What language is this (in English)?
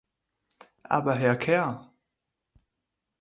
German